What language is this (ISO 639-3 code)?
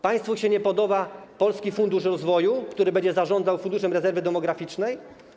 pol